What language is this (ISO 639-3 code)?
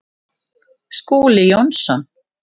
isl